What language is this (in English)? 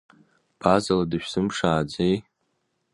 Abkhazian